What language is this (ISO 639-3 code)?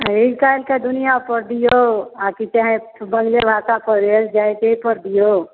mai